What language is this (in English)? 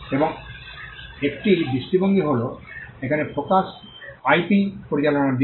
Bangla